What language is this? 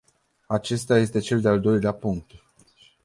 Romanian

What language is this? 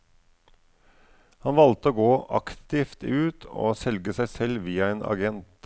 Norwegian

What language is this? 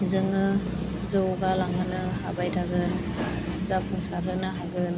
Bodo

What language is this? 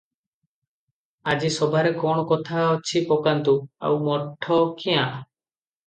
Odia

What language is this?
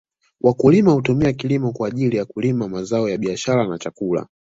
Swahili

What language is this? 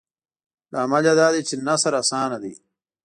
Pashto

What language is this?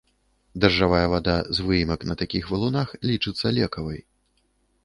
Belarusian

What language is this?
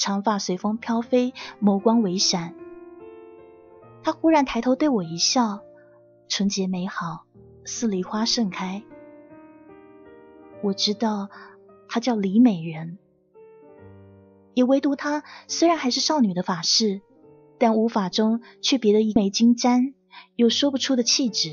Chinese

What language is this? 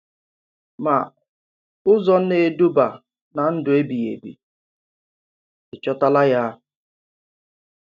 Igbo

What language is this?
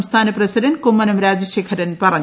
Malayalam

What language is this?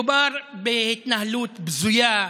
Hebrew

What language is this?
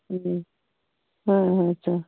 Manipuri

